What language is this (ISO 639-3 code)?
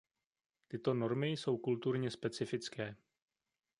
ces